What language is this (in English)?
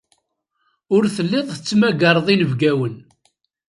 Kabyle